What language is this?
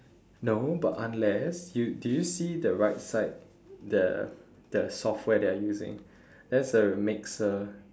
English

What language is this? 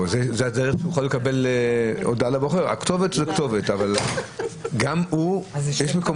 Hebrew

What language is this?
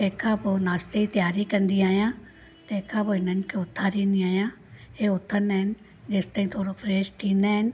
Sindhi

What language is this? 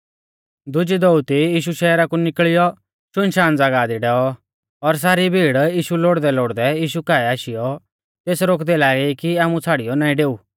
Mahasu Pahari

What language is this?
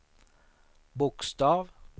Swedish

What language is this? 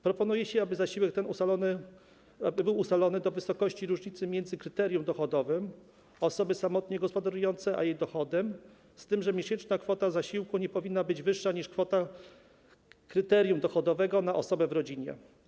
Polish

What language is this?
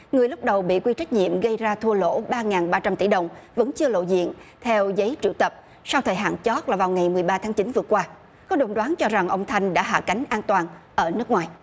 Vietnamese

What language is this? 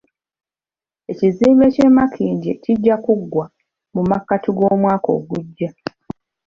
Ganda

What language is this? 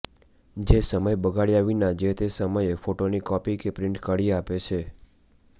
Gujarati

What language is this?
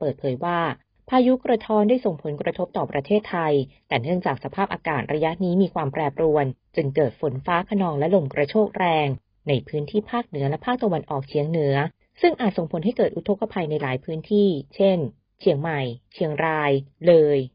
Thai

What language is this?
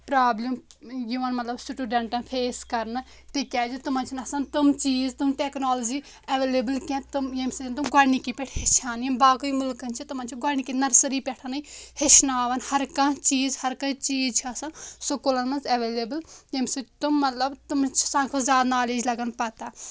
Kashmiri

